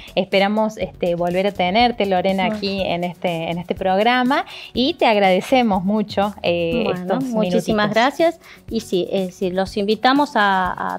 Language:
Spanish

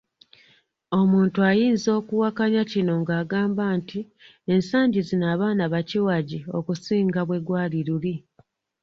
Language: Ganda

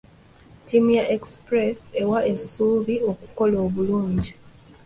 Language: Ganda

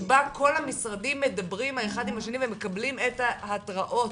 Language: Hebrew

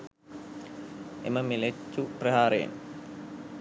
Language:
Sinhala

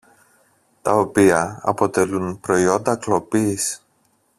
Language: Greek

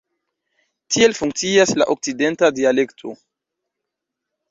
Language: Esperanto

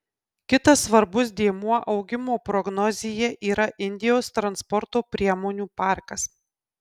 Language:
Lithuanian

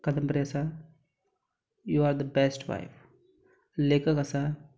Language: Konkani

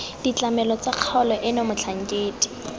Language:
Tswana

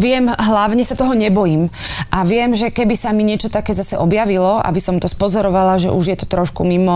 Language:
Slovak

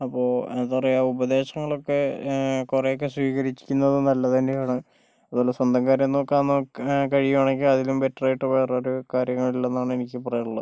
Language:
Malayalam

